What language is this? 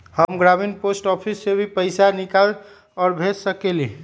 Magahi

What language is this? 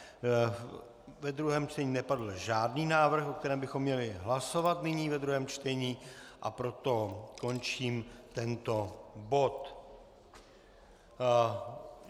Czech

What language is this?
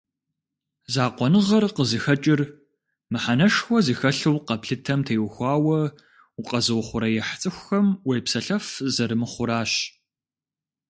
Kabardian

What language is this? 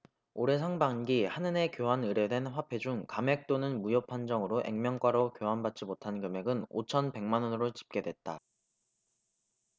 Korean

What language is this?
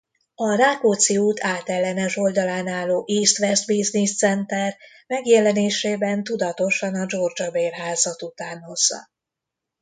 Hungarian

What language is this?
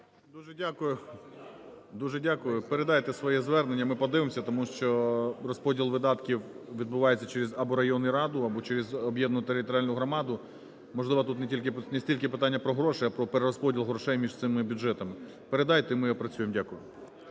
Ukrainian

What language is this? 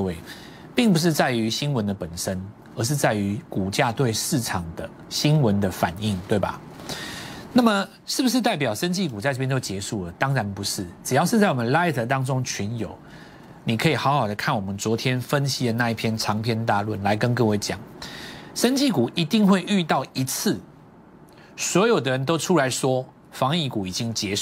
Chinese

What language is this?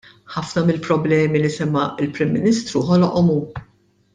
Maltese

